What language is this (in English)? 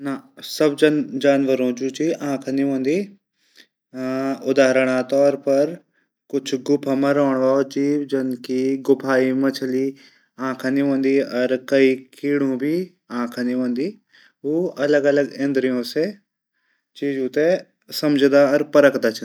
Garhwali